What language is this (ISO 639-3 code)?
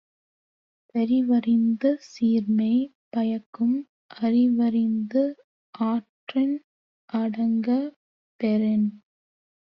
tam